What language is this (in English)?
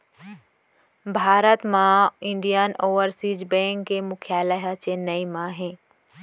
Chhattisgarhi